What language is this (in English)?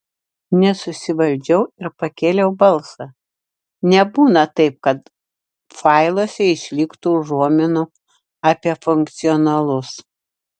Lithuanian